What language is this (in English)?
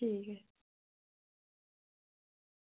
Dogri